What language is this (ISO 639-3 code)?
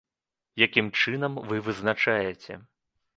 bel